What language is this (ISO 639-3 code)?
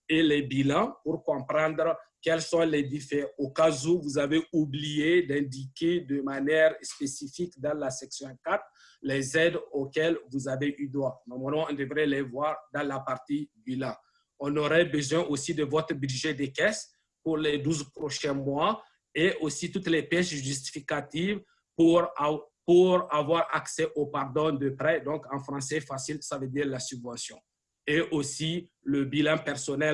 fra